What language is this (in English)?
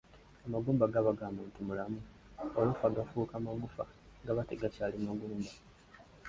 Ganda